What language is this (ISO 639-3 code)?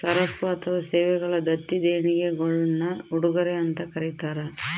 kan